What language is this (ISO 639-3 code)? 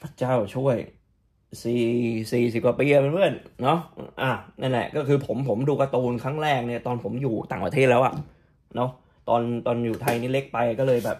tha